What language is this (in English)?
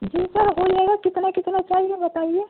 Urdu